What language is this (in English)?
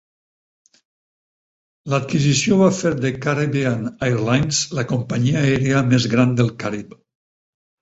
Catalan